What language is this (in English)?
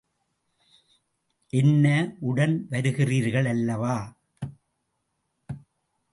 Tamil